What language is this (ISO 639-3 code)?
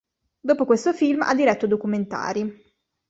ita